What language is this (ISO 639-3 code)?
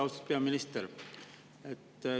est